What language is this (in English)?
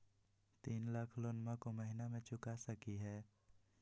Magahi